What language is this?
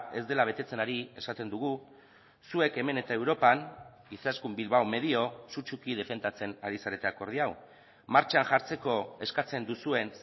Basque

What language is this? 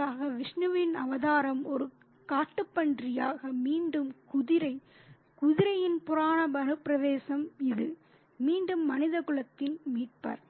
Tamil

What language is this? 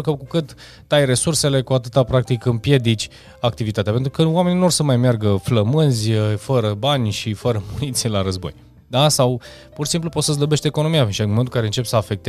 Romanian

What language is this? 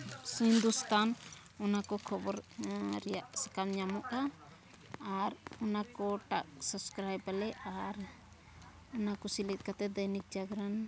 Santali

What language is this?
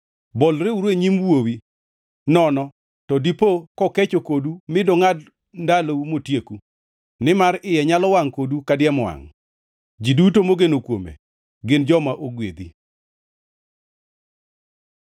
Luo (Kenya and Tanzania)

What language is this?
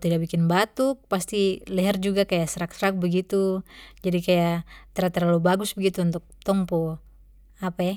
Papuan Malay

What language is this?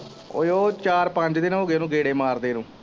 Punjabi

